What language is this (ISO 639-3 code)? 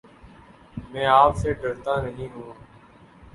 urd